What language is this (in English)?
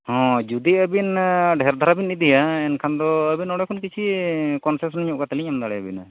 Santali